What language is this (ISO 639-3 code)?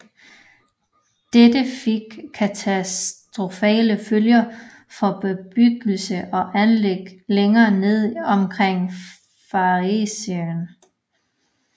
dan